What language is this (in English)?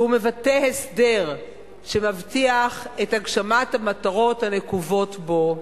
Hebrew